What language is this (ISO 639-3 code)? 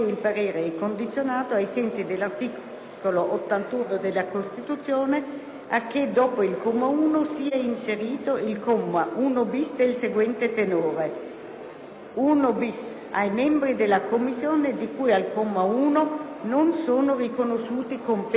ita